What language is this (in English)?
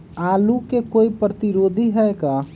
Magahi